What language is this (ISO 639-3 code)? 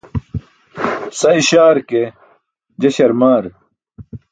bsk